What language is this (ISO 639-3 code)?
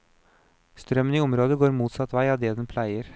nor